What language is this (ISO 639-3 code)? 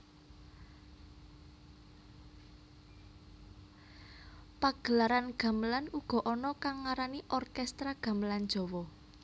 jav